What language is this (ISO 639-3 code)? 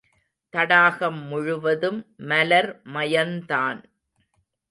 tam